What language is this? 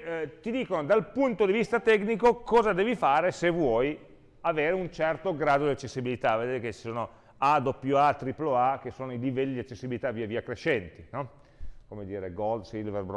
Italian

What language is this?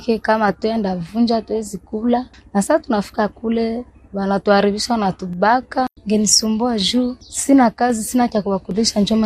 Swahili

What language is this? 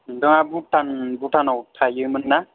Bodo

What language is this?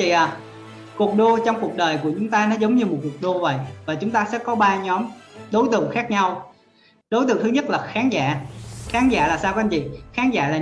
Vietnamese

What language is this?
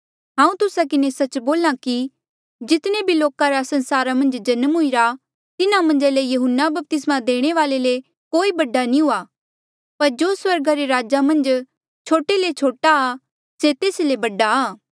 Mandeali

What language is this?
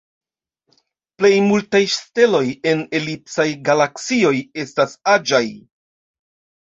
Esperanto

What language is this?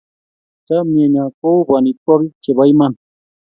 Kalenjin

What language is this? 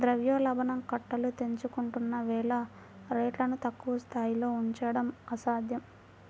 Telugu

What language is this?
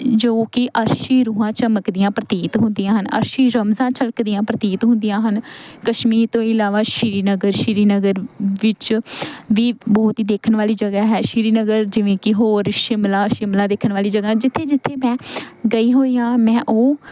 Punjabi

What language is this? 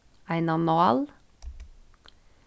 Faroese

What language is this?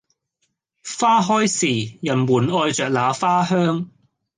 Cantonese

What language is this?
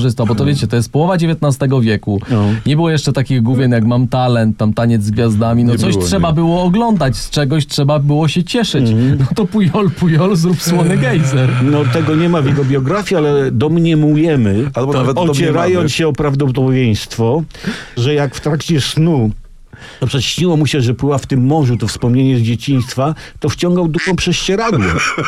Polish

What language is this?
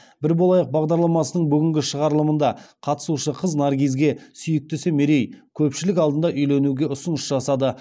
Kazakh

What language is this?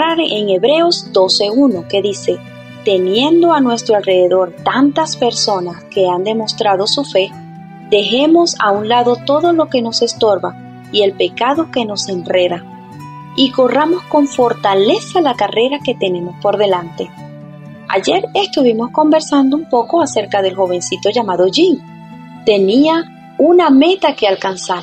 Spanish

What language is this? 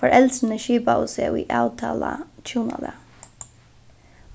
Faroese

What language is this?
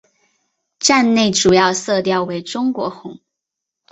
Chinese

